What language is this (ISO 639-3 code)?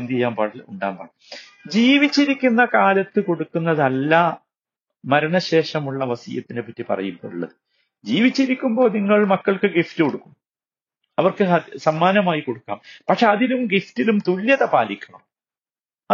mal